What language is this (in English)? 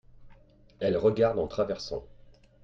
French